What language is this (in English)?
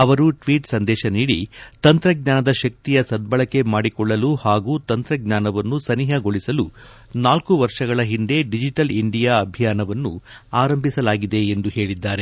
Kannada